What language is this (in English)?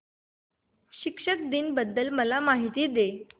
Marathi